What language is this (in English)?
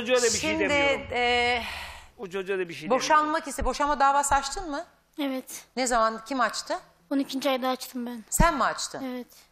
Turkish